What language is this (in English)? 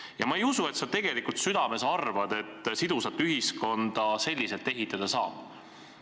Estonian